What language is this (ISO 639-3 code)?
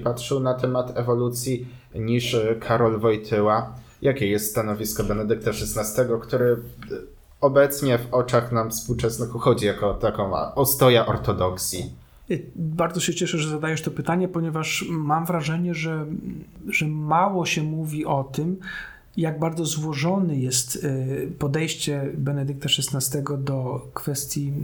pol